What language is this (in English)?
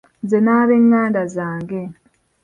Ganda